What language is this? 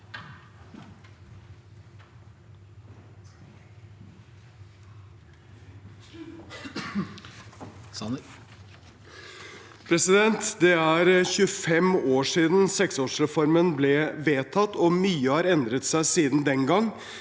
Norwegian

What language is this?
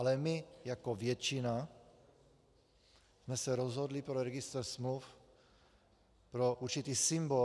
Czech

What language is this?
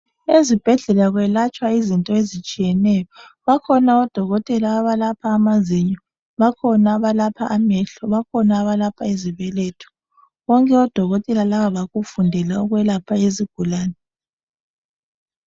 North Ndebele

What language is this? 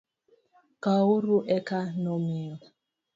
Luo (Kenya and Tanzania)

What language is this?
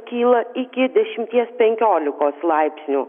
Lithuanian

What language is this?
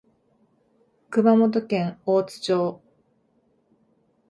Japanese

